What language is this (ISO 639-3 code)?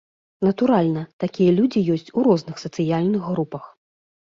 bel